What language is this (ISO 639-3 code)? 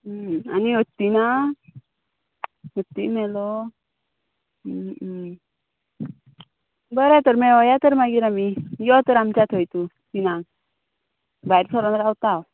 kok